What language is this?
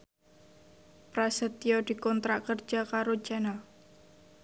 Javanese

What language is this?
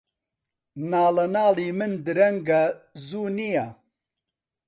Central Kurdish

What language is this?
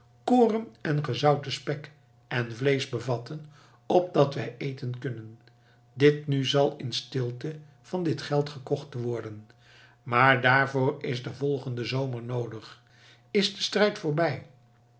Dutch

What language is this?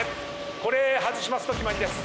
Japanese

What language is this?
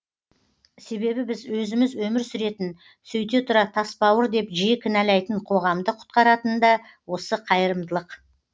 Kazakh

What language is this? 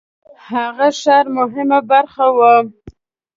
Pashto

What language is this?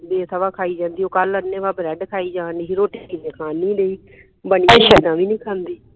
Punjabi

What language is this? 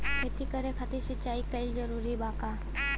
Bhojpuri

